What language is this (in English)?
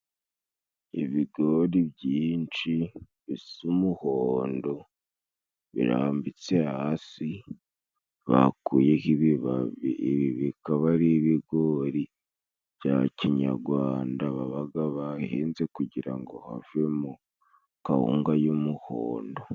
Kinyarwanda